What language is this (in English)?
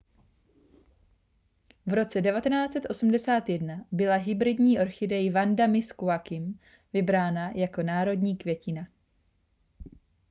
Czech